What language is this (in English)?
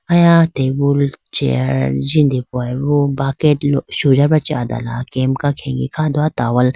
Idu-Mishmi